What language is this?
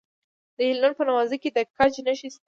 Pashto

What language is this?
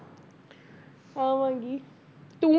Punjabi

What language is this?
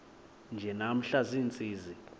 Xhosa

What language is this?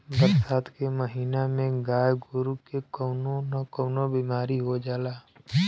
Bhojpuri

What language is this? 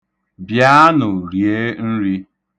Igbo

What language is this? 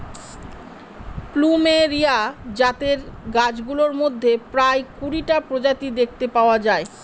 Bangla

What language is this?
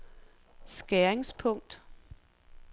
Danish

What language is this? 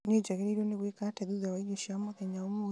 Kikuyu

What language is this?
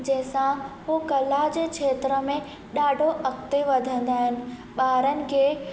Sindhi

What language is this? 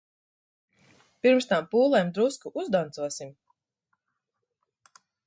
Latvian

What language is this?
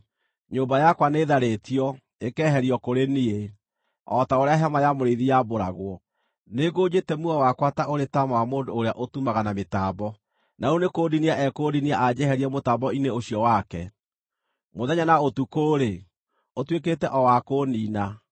Kikuyu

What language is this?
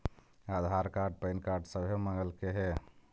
Magahi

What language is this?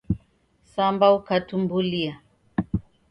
Taita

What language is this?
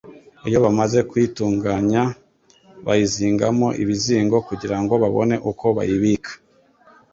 Kinyarwanda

